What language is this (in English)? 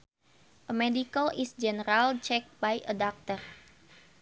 Sundanese